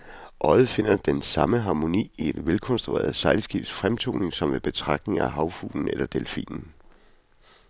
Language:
Danish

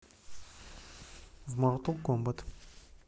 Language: Russian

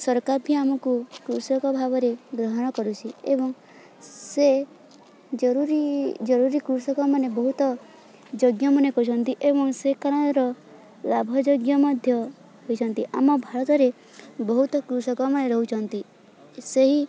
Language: Odia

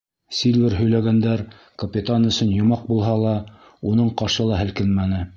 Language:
Bashkir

